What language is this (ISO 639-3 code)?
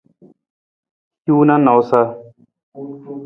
nmz